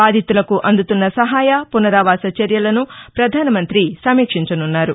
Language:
Telugu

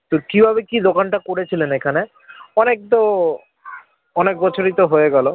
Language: Bangla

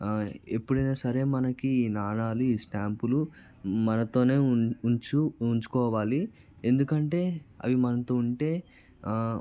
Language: Telugu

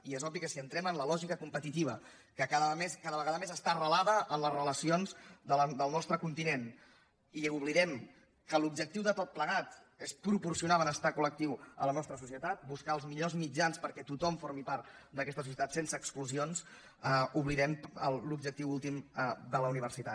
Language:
Catalan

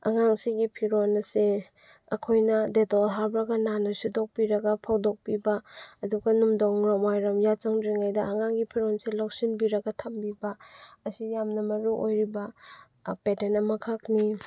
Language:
Manipuri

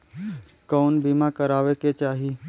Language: Bhojpuri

